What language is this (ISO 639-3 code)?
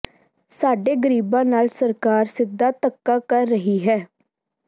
pan